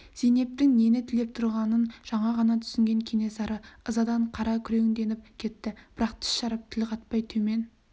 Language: Kazakh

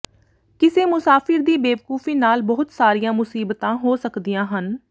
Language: Punjabi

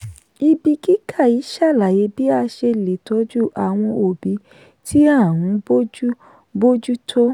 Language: Yoruba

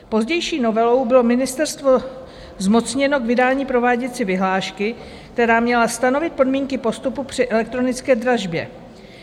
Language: Czech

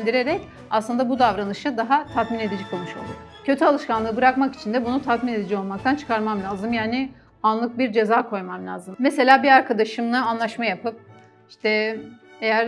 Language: Turkish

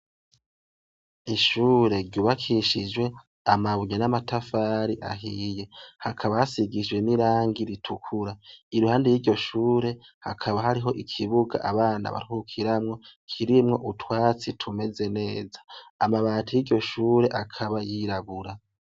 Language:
Rundi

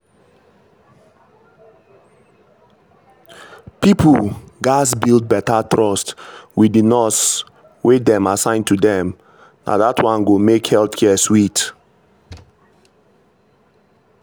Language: Nigerian Pidgin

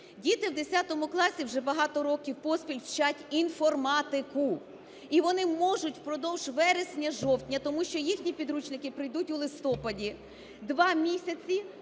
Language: Ukrainian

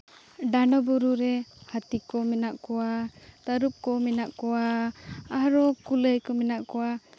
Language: Santali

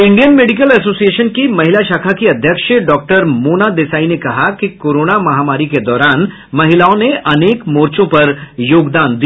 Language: Hindi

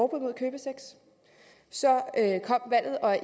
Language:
Danish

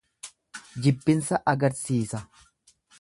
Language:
Oromo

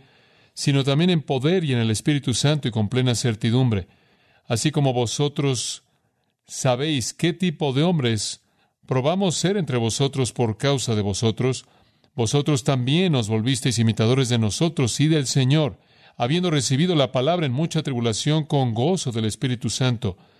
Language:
Spanish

